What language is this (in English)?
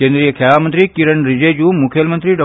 Konkani